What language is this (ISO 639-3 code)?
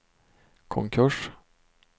swe